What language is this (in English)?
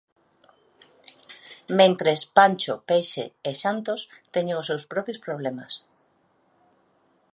Galician